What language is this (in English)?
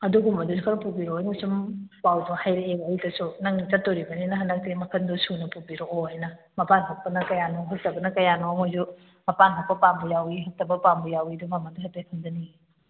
Manipuri